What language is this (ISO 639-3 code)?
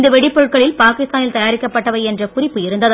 tam